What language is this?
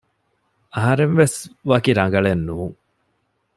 Divehi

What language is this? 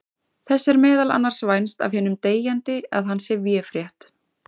Icelandic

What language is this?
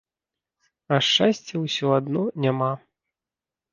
Belarusian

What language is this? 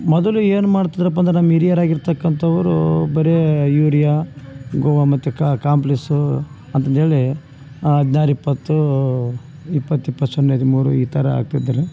Kannada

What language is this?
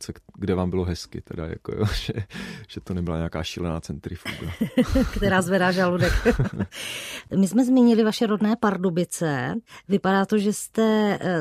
Czech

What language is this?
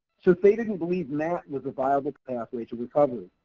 English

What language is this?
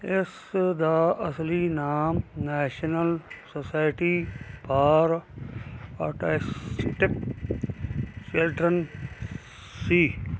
Punjabi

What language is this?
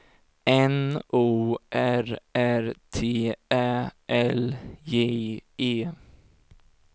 Swedish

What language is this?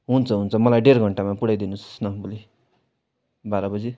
Nepali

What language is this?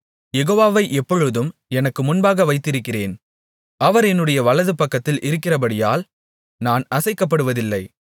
Tamil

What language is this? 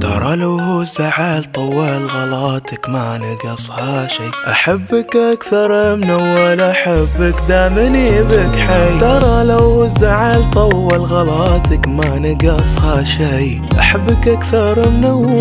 Arabic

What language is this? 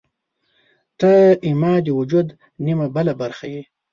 Pashto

